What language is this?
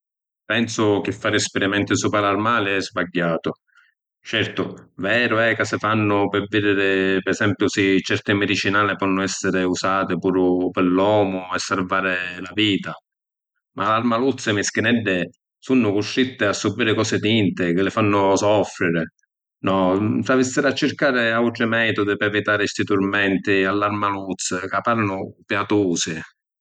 Sicilian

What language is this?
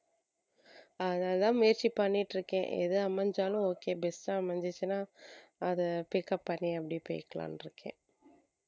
Tamil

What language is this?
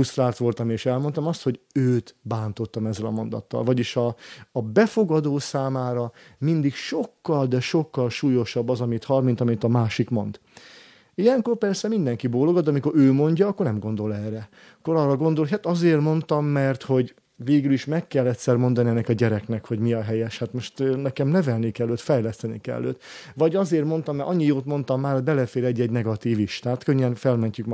Hungarian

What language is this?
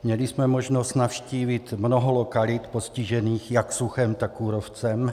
Czech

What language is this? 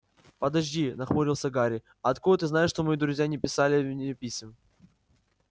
Russian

